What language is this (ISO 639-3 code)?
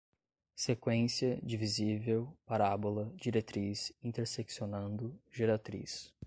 por